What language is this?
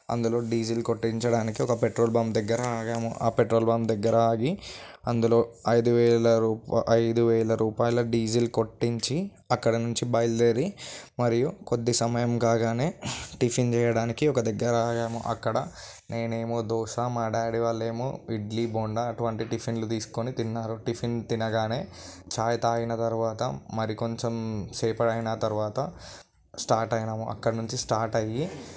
Telugu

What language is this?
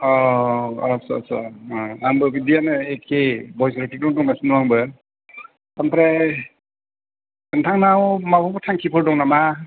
Bodo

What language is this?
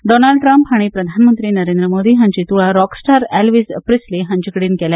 Konkani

